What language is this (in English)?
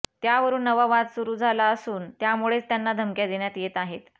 Marathi